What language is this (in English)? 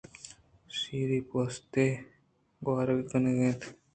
Eastern Balochi